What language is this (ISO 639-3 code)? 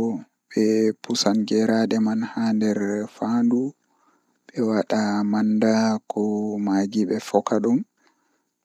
ful